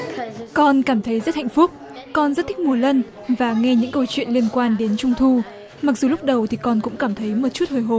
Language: Vietnamese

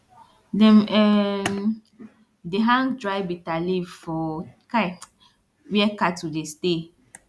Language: Nigerian Pidgin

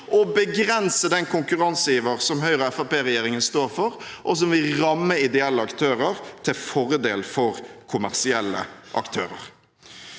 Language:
Norwegian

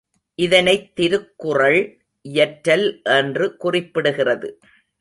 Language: Tamil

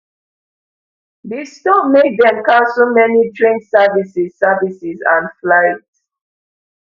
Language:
Nigerian Pidgin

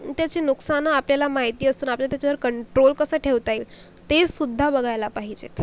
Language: Marathi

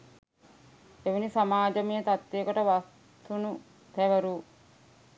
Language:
Sinhala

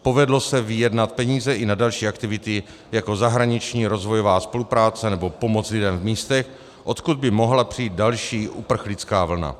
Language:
Czech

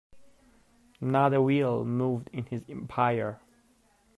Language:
English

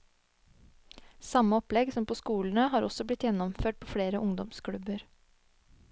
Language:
Norwegian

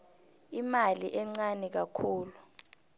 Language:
South Ndebele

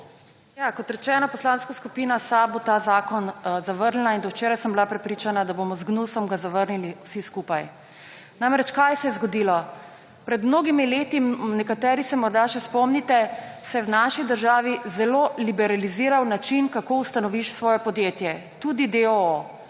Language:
Slovenian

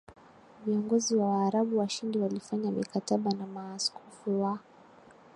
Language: Swahili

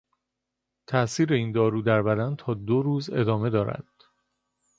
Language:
Persian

